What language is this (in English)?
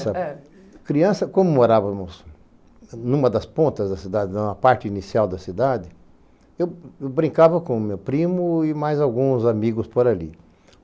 Portuguese